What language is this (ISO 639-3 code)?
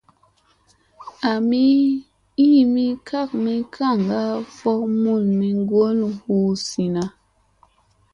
mse